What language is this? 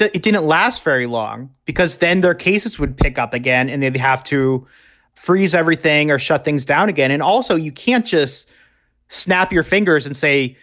English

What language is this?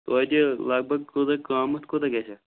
Kashmiri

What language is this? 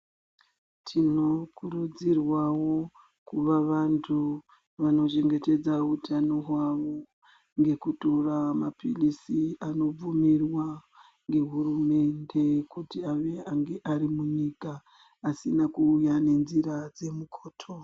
Ndau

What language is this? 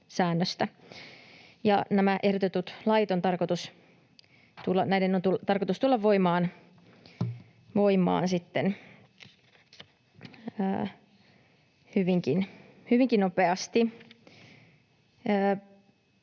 Finnish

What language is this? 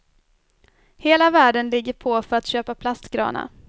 Swedish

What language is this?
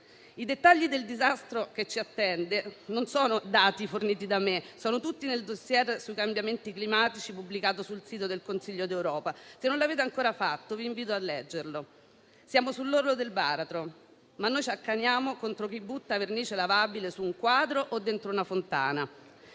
Italian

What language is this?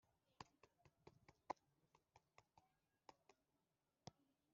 Kinyarwanda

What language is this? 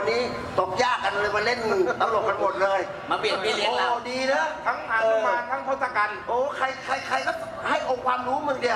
Thai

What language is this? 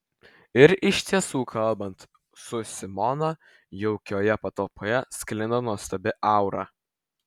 Lithuanian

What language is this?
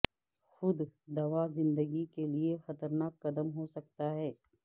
Urdu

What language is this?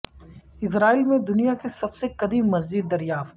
Urdu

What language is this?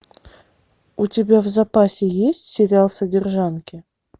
Russian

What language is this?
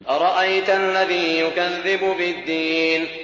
Arabic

